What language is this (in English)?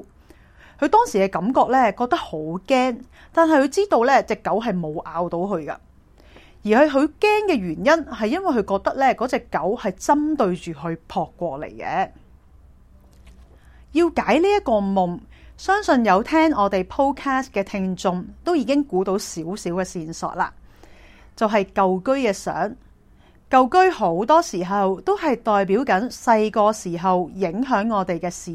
Chinese